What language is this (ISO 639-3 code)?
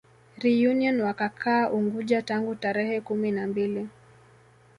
swa